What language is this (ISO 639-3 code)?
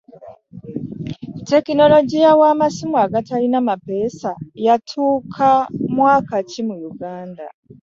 lug